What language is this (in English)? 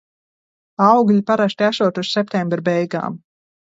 Latvian